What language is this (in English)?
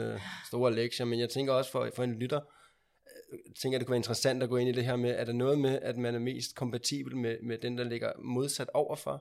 Danish